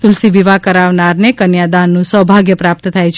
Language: Gujarati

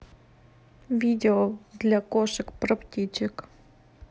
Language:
Russian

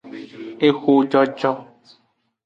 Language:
Aja (Benin)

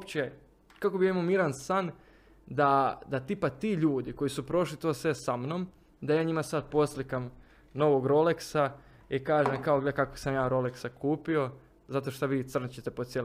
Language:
Croatian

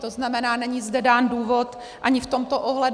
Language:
Czech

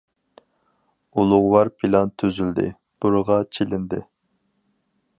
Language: Uyghur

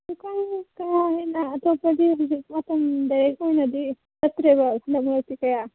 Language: Manipuri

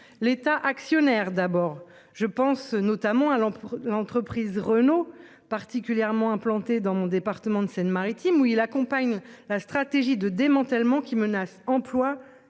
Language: French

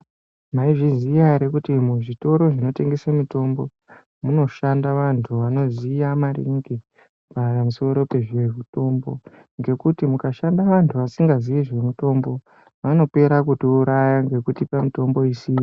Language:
Ndau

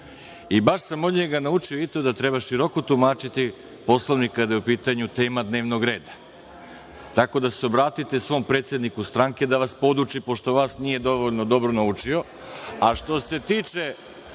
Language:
Serbian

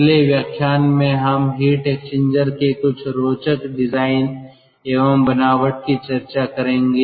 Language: Hindi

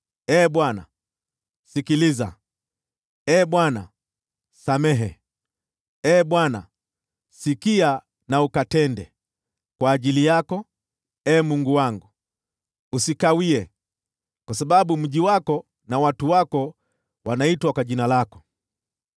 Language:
Swahili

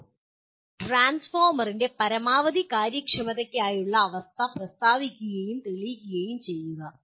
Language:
Malayalam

